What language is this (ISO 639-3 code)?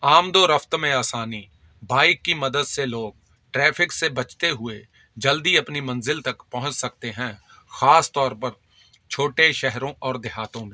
urd